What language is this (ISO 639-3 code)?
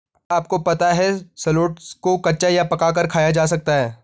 hin